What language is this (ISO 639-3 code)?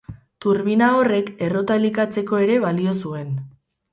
eus